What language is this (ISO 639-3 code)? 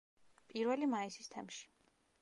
kat